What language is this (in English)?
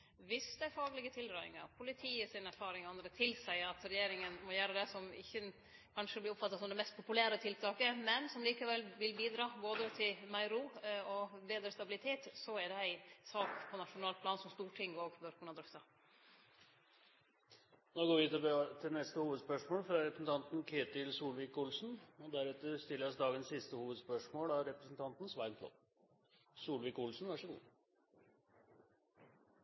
Norwegian